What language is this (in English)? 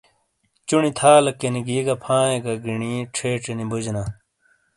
Shina